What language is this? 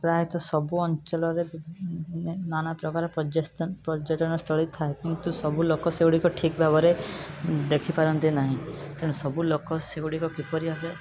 Odia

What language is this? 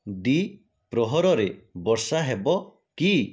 Odia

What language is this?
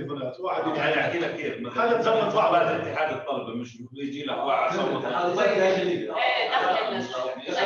Arabic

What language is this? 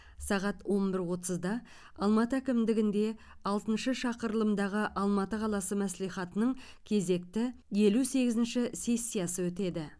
Kazakh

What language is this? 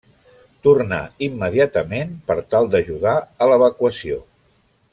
Catalan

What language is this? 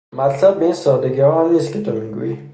Persian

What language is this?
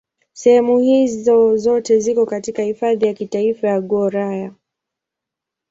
Swahili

